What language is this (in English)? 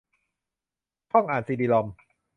Thai